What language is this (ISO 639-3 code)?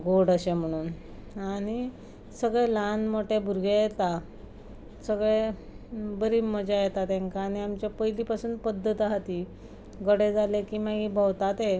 kok